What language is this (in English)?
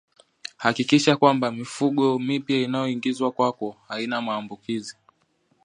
Swahili